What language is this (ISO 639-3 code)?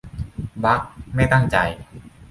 tha